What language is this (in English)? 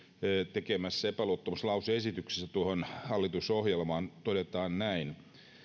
Finnish